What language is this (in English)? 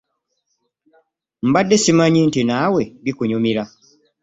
Ganda